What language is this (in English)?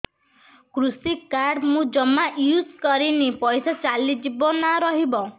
Odia